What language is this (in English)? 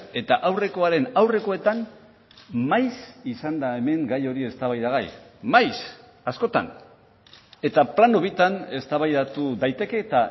Basque